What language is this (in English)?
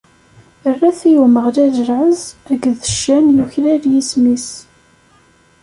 Kabyle